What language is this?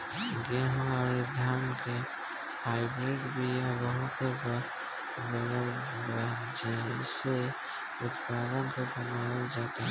Bhojpuri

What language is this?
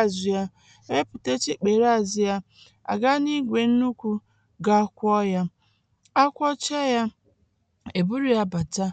Igbo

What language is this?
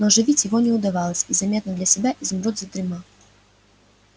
Russian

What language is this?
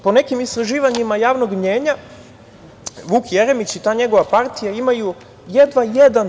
Serbian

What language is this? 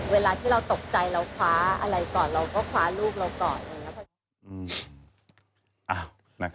Thai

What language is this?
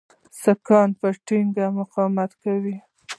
Pashto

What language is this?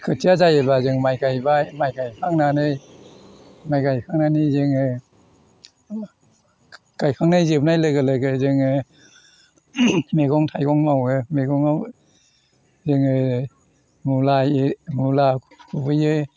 Bodo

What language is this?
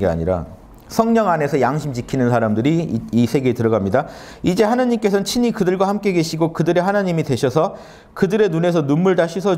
Korean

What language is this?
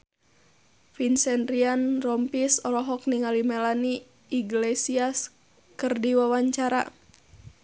Sundanese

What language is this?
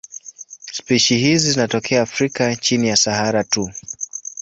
Swahili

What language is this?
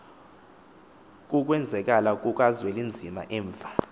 Xhosa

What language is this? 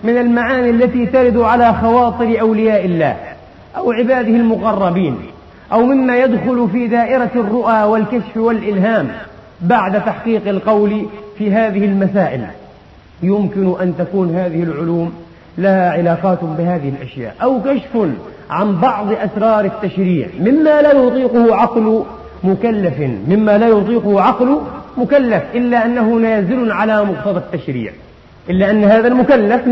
Arabic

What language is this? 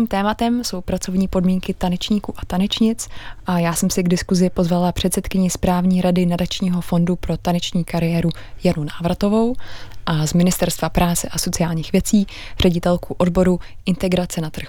Czech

